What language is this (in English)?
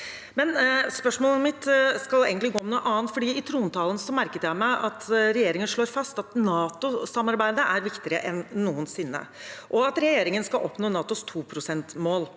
Norwegian